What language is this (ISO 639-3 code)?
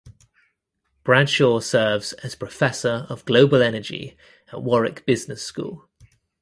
eng